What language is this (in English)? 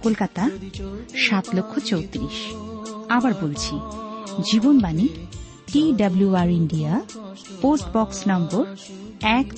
Bangla